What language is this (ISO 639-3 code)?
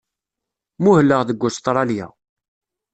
kab